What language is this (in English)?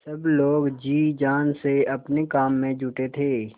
Hindi